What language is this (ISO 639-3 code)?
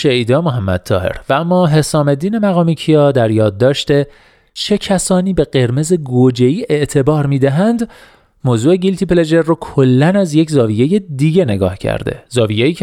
fas